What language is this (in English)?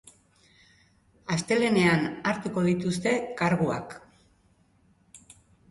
Basque